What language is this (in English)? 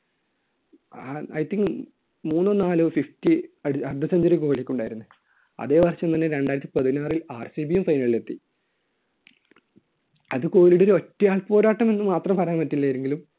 Malayalam